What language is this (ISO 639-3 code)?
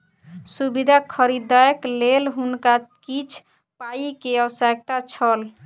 mai